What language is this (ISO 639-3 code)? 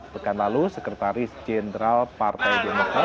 ind